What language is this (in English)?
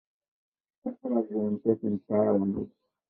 Kabyle